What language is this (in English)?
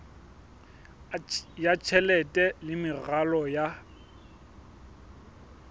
Southern Sotho